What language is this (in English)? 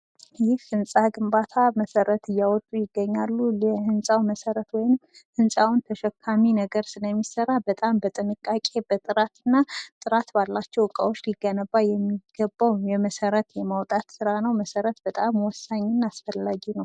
Amharic